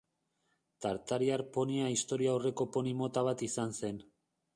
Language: Basque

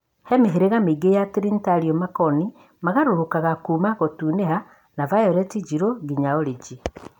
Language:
Kikuyu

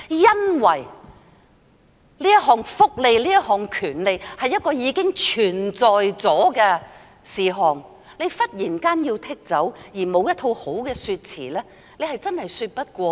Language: Cantonese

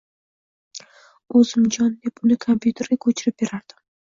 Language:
Uzbek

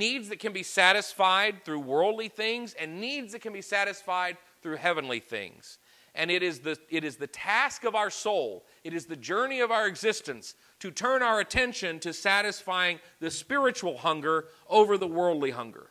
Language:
English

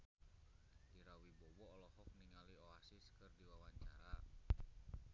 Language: Sundanese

